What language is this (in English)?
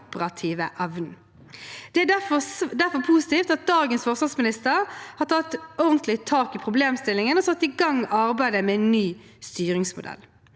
Norwegian